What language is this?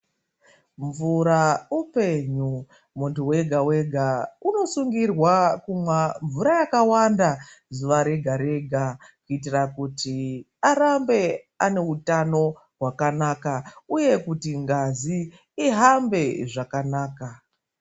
Ndau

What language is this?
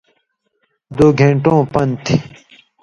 Indus Kohistani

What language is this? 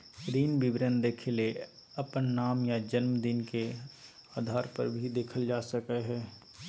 Magahi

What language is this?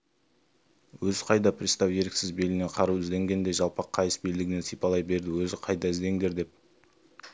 Kazakh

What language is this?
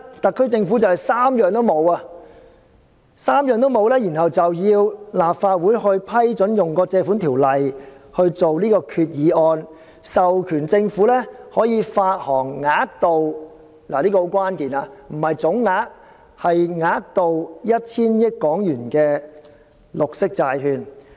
Cantonese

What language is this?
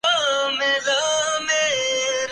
Urdu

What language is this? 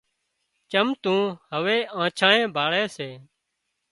Wadiyara Koli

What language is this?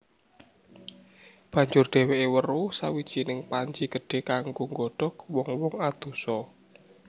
Javanese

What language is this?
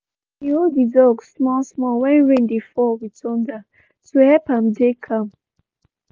Nigerian Pidgin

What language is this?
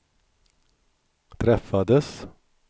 Swedish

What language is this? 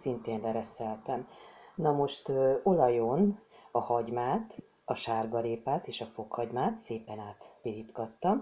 Hungarian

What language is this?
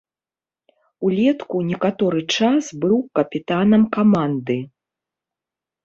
Belarusian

